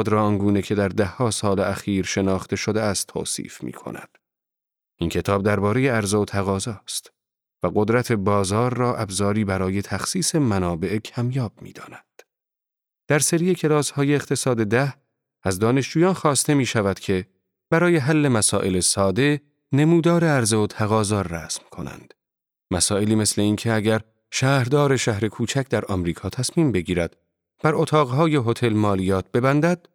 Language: Persian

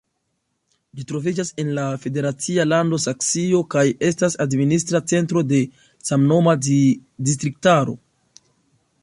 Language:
Esperanto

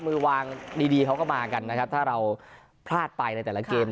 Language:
Thai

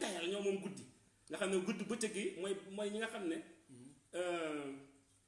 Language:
French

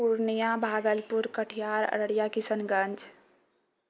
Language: Maithili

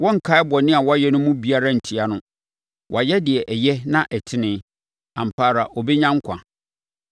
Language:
Akan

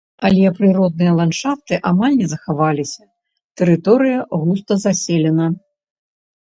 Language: Belarusian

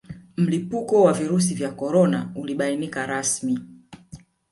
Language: Swahili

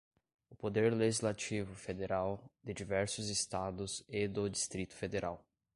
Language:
Portuguese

